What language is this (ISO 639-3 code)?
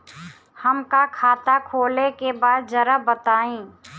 bho